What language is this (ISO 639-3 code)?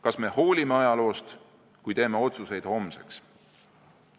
est